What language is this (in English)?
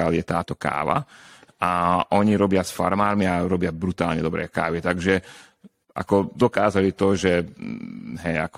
Slovak